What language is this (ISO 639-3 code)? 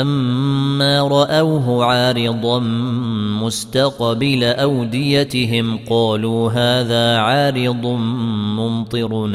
ara